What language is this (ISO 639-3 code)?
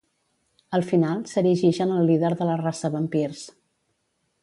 cat